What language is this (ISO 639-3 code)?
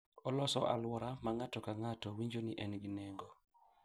luo